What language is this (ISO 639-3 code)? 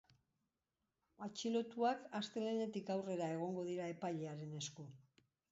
eus